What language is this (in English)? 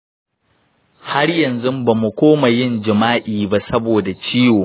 Hausa